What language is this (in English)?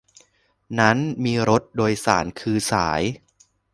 Thai